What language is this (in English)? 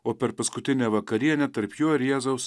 Lithuanian